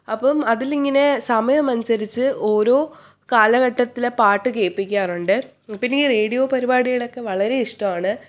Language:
Malayalam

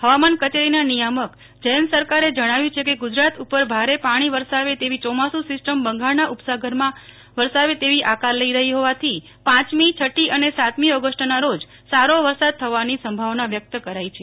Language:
Gujarati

